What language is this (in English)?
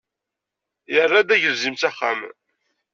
Kabyle